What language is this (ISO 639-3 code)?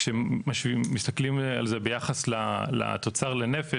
heb